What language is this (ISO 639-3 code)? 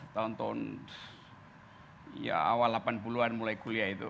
ind